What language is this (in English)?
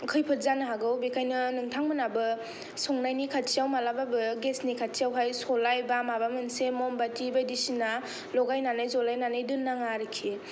Bodo